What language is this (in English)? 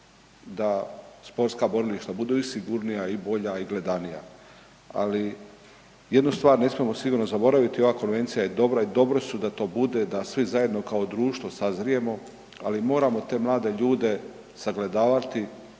Croatian